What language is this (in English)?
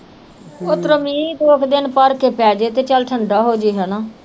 Punjabi